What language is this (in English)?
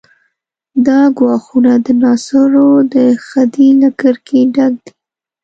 Pashto